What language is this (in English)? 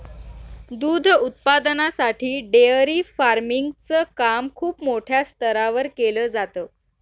Marathi